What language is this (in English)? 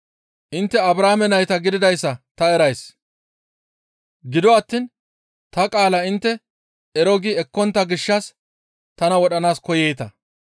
Gamo